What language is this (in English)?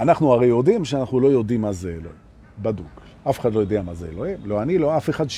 Hebrew